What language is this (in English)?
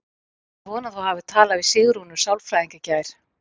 Icelandic